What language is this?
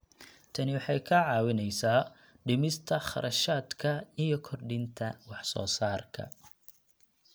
Somali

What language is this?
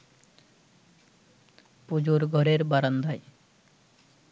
Bangla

